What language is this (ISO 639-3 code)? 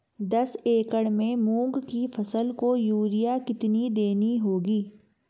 hin